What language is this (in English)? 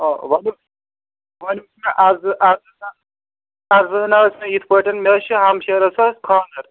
Kashmiri